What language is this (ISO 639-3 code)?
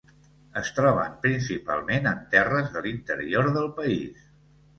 cat